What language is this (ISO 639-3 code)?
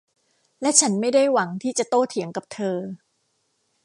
tha